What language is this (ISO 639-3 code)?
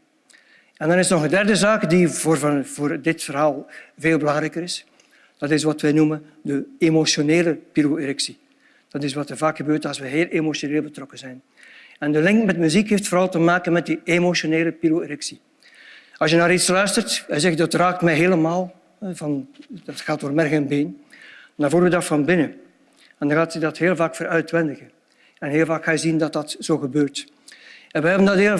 nld